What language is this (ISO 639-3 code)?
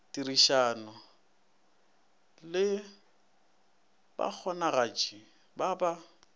nso